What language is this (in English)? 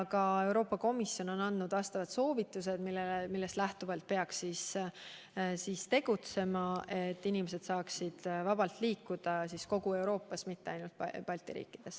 Estonian